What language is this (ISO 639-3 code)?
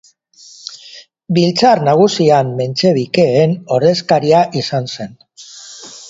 eus